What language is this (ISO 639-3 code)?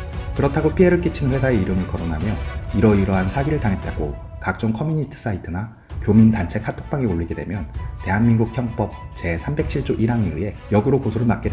kor